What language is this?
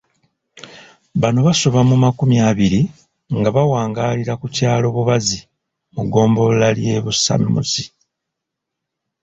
Ganda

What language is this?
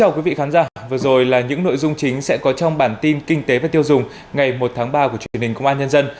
Vietnamese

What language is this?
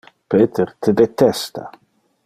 Interlingua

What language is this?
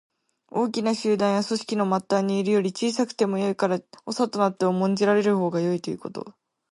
Japanese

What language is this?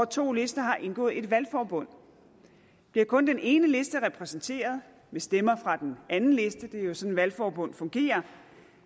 Danish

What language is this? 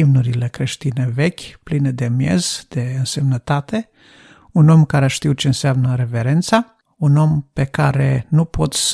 Romanian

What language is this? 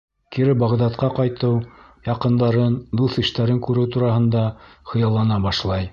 Bashkir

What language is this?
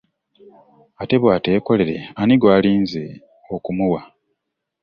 Ganda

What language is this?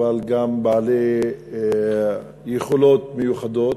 Hebrew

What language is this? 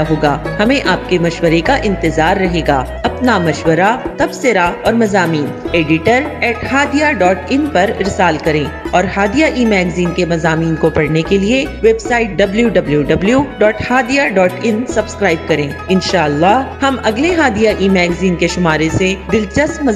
Urdu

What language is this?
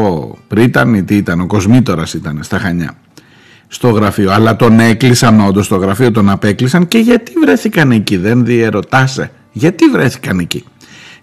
Greek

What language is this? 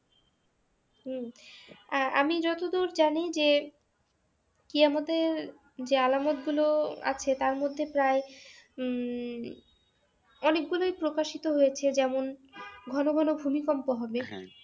Bangla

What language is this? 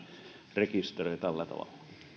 Finnish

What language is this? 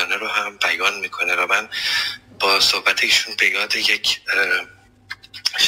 Persian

